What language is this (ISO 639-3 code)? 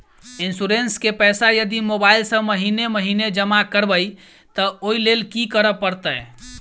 mai